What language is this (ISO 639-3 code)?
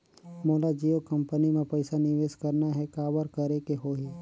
hne